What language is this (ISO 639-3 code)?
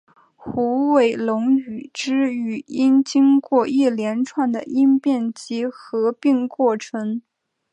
zho